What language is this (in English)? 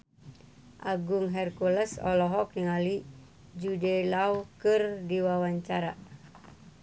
Sundanese